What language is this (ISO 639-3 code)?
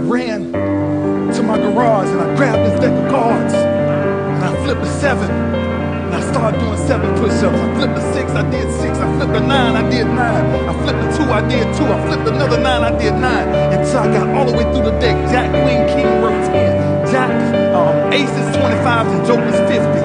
eng